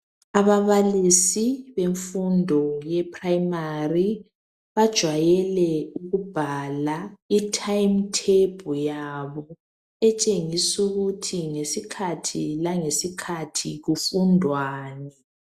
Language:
North Ndebele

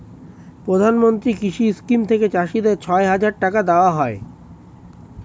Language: Bangla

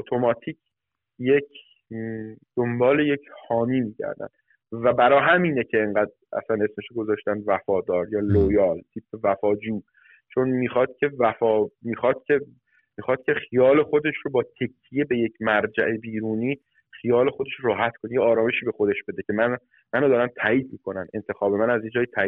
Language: Persian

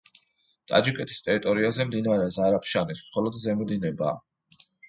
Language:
Georgian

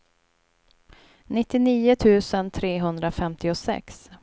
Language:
Swedish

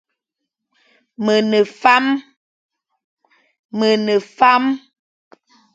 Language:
Fang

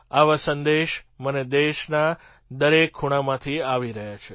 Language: Gujarati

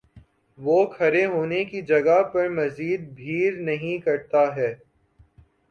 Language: Urdu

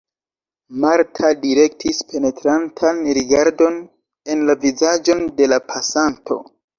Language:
Esperanto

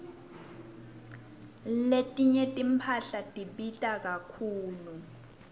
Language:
Swati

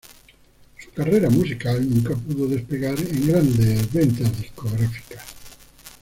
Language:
Spanish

